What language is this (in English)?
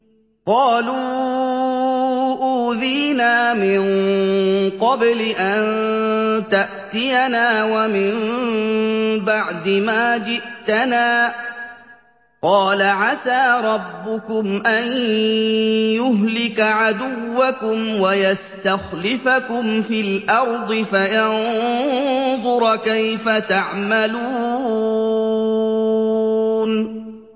Arabic